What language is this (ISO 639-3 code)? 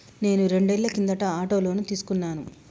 tel